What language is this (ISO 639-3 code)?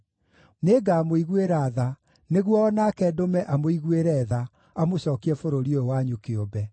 kik